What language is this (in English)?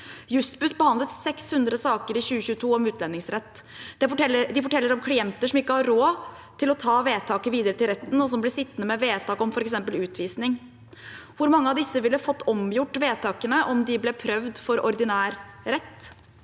Norwegian